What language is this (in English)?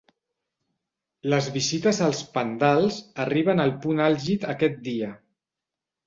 Catalan